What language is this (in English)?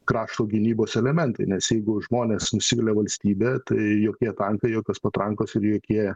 Lithuanian